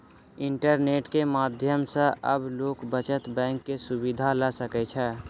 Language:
Maithili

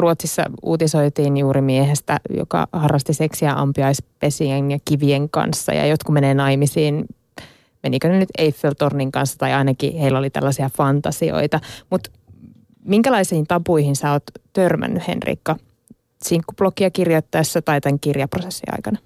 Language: Finnish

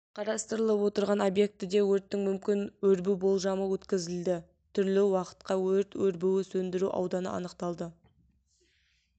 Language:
Kazakh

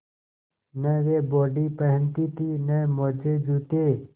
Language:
Hindi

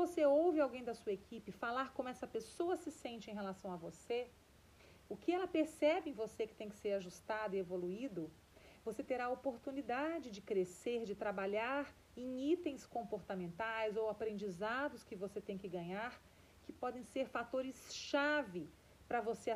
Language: Portuguese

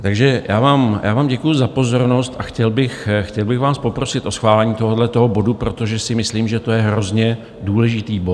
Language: Czech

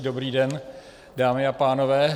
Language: Czech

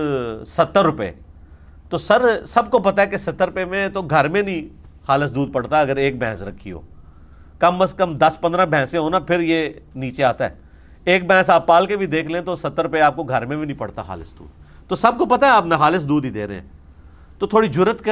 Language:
Urdu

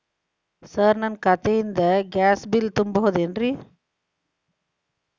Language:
Kannada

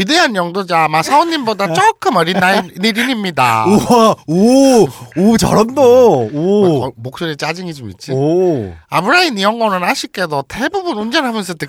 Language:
Korean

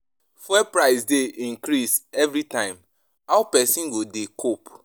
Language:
Nigerian Pidgin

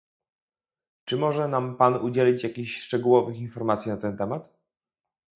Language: Polish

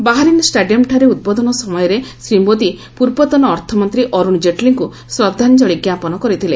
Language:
Odia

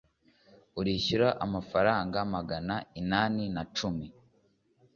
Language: Kinyarwanda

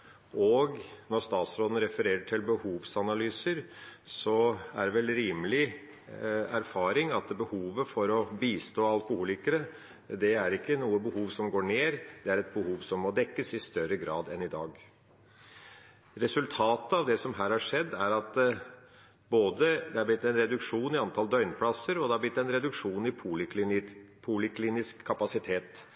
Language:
Norwegian Bokmål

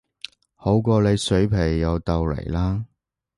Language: Cantonese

